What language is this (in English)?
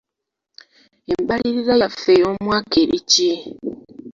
Ganda